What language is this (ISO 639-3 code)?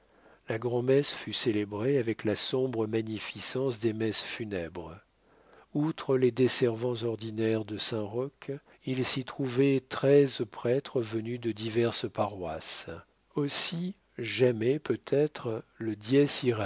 fra